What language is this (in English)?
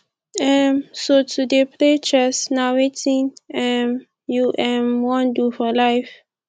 Nigerian Pidgin